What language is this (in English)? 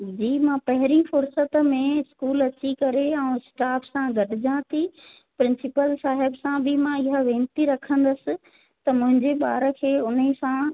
Sindhi